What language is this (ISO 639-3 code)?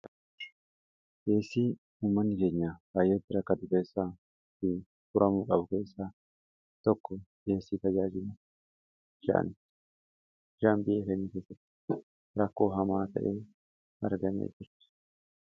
orm